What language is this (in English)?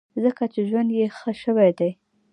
Pashto